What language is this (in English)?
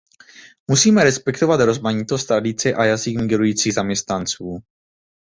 Czech